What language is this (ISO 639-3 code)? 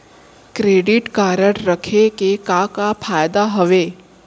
hne